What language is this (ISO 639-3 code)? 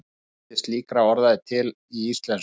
isl